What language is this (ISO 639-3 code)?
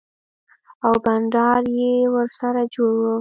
pus